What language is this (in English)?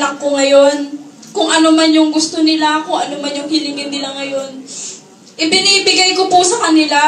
Filipino